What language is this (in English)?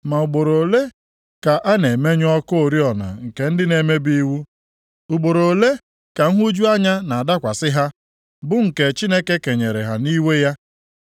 Igbo